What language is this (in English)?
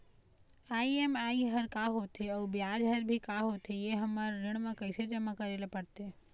Chhattisgarhi